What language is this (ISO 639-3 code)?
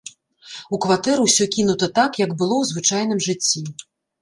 bel